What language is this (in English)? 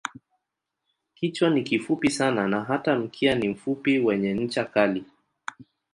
Swahili